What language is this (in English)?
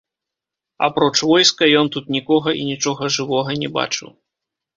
Belarusian